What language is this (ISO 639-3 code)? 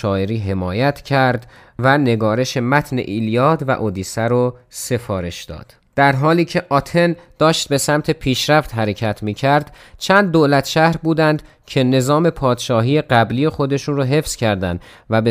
fas